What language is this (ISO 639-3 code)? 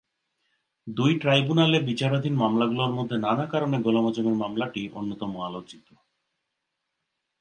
ben